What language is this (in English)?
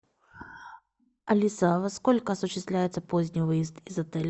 Russian